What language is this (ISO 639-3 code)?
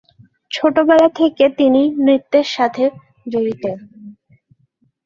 ben